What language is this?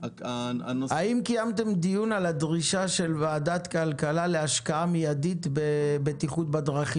Hebrew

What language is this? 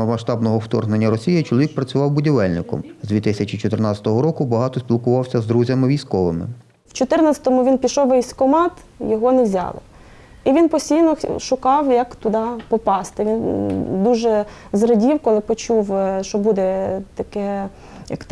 Ukrainian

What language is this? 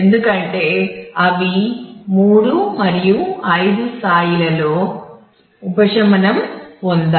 Telugu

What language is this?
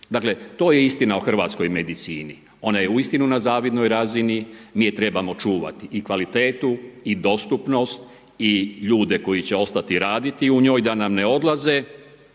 Croatian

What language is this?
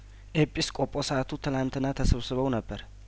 Amharic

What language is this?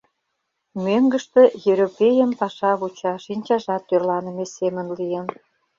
Mari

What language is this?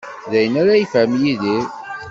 Kabyle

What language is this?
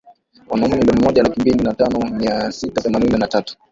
Swahili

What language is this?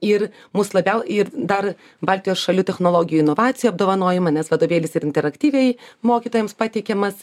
Lithuanian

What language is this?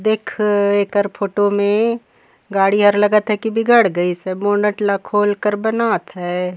Surgujia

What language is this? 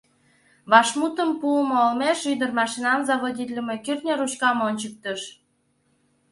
Mari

